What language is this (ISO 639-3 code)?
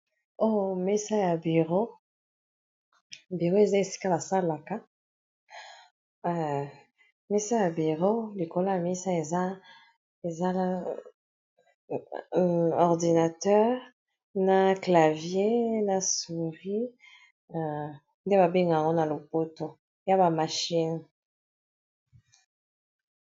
lin